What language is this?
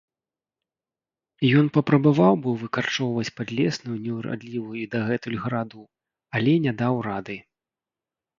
Belarusian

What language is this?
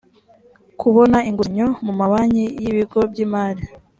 Kinyarwanda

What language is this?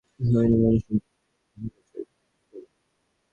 Bangla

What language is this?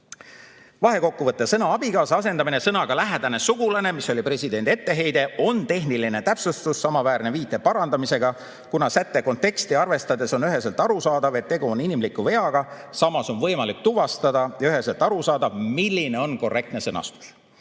Estonian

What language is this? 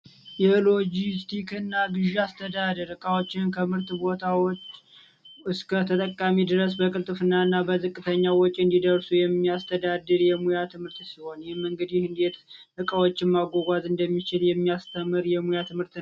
Amharic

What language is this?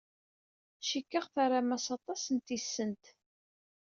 Kabyle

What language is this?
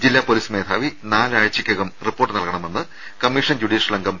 Malayalam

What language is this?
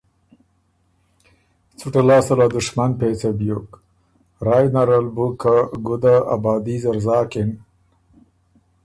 Ormuri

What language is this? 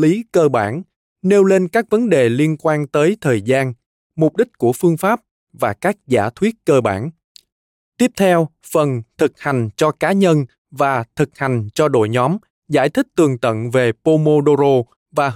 Vietnamese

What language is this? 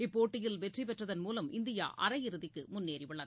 Tamil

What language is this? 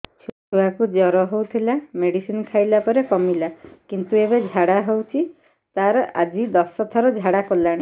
Odia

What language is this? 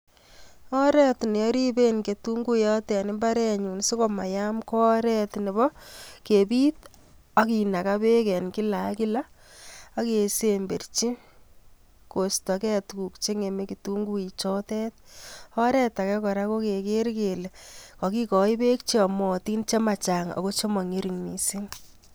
Kalenjin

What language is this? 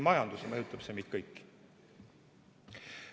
Estonian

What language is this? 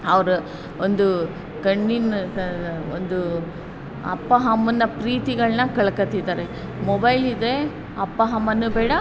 Kannada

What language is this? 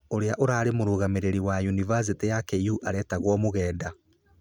Kikuyu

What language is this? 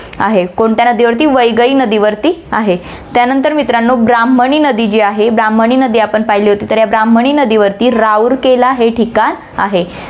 Marathi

